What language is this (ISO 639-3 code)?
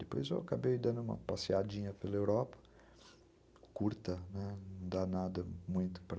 por